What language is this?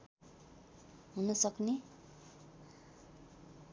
Nepali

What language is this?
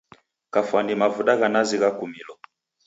Taita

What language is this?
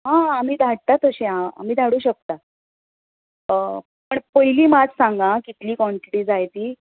Konkani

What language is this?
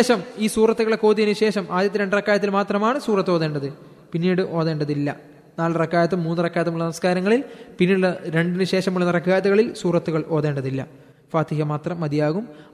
Malayalam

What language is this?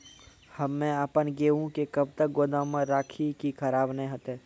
Maithili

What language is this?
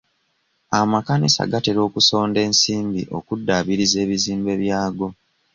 Ganda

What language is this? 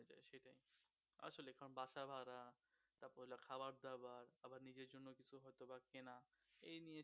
Bangla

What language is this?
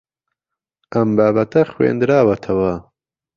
Central Kurdish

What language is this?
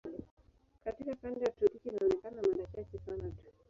Swahili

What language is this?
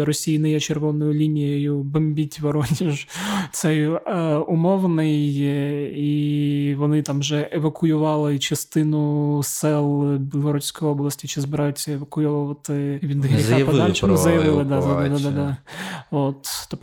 Ukrainian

